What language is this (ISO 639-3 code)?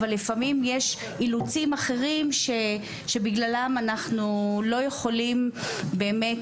heb